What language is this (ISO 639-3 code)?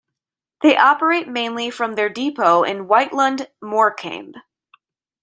eng